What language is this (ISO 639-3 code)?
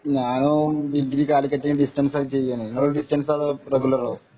mal